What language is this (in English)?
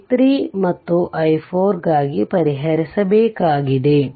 Kannada